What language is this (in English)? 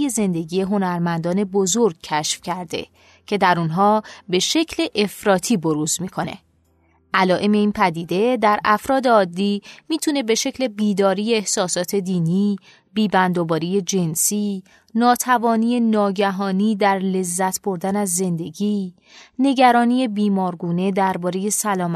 Persian